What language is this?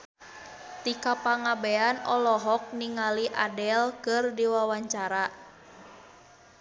Sundanese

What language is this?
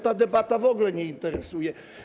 Polish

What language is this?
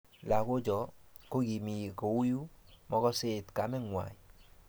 Kalenjin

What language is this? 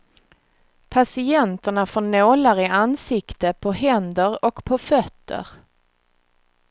Swedish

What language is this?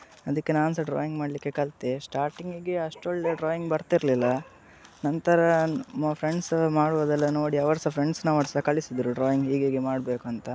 Kannada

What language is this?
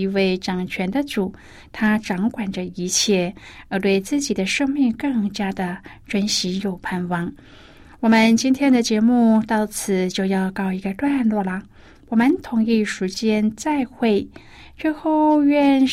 Chinese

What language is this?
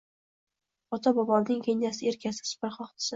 Uzbek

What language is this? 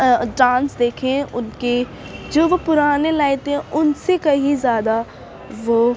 Urdu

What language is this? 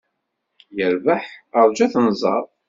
Kabyle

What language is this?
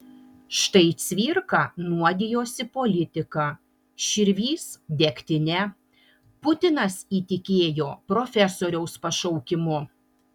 Lithuanian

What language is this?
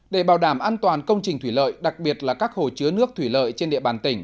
Vietnamese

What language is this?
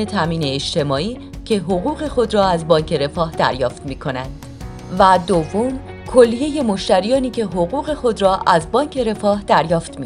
Persian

